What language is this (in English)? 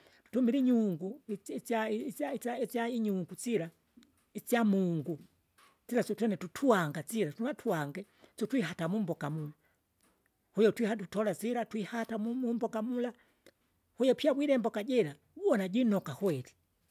Kinga